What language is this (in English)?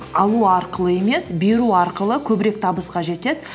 Kazakh